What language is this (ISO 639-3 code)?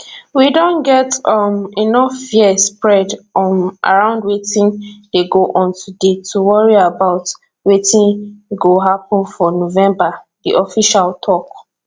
pcm